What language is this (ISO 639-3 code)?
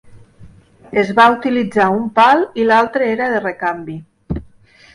cat